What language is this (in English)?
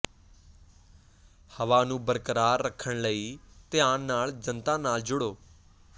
Punjabi